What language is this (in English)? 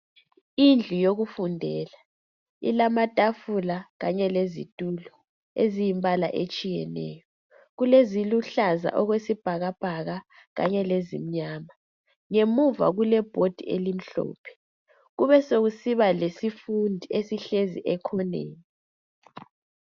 North Ndebele